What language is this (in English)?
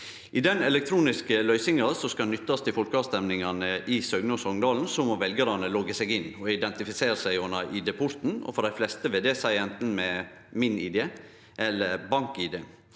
Norwegian